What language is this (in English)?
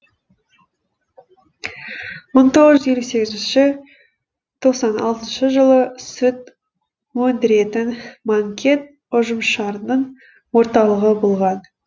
Kazakh